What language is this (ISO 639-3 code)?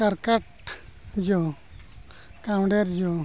sat